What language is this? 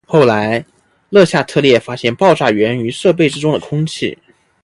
Chinese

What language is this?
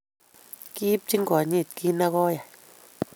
Kalenjin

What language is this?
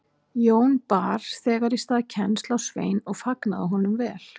Icelandic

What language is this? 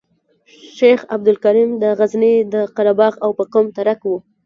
Pashto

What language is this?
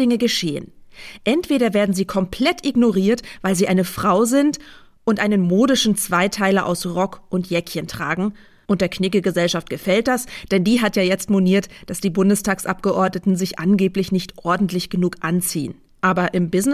German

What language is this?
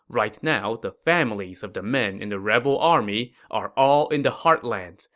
English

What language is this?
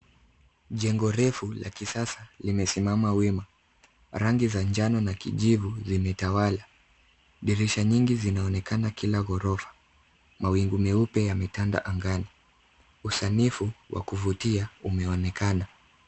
Swahili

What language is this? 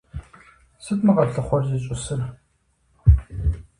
Kabardian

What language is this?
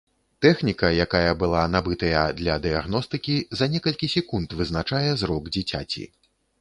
Belarusian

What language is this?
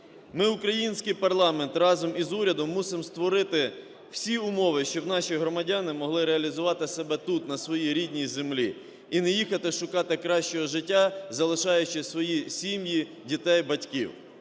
Ukrainian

